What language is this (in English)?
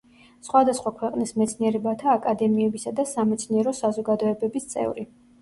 Georgian